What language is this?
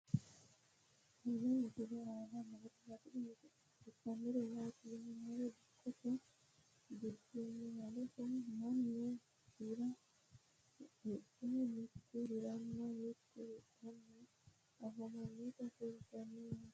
Sidamo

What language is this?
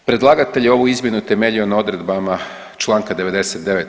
Croatian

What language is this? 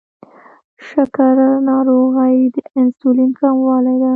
Pashto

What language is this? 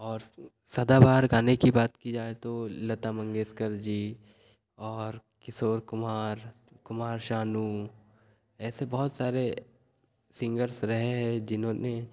Hindi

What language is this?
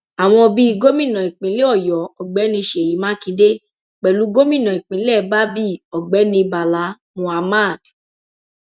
Yoruba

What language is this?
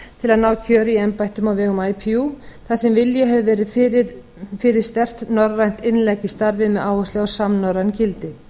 Icelandic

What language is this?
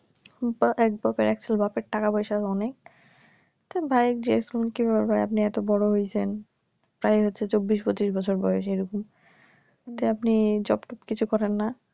Bangla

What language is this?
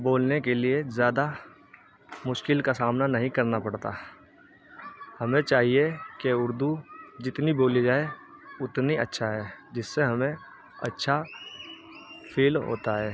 Urdu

